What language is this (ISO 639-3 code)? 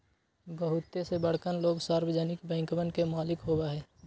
mag